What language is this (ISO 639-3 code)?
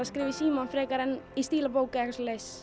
isl